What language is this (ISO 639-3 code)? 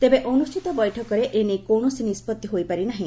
ori